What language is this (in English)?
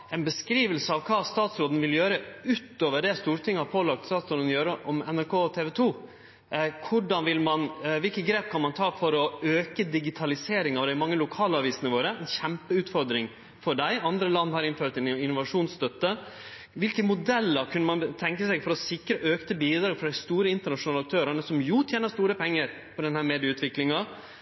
Norwegian Nynorsk